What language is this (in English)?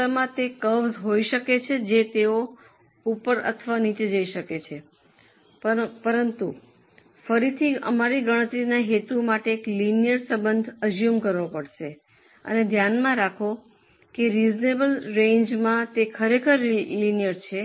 Gujarati